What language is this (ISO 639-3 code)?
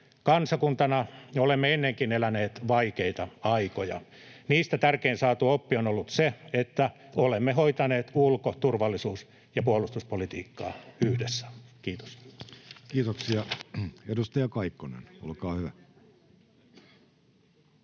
fin